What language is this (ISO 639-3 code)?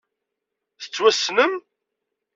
kab